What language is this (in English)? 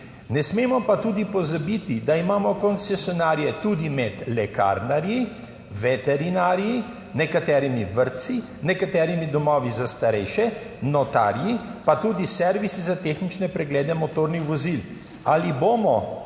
Slovenian